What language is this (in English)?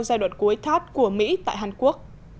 Vietnamese